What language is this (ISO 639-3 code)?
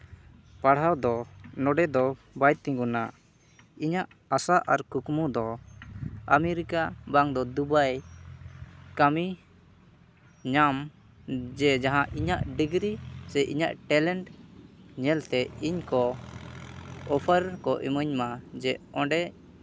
sat